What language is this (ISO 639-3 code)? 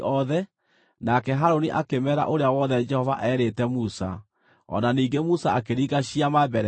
kik